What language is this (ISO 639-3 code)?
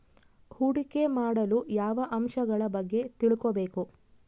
kan